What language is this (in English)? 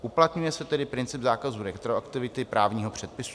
Czech